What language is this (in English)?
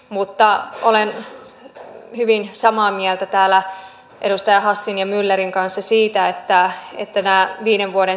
Finnish